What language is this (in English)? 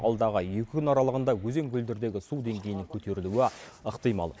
Kazakh